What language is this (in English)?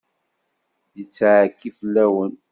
Kabyle